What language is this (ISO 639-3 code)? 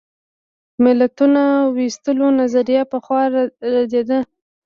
pus